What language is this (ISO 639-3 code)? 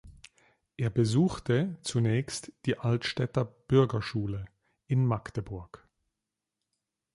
deu